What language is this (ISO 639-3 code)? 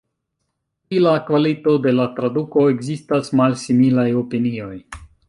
epo